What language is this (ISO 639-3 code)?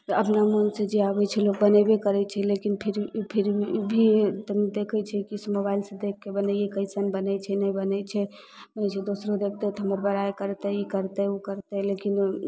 mai